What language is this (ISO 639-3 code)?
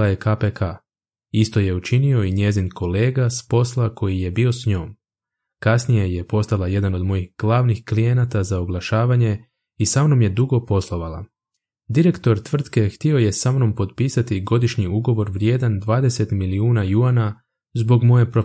hrv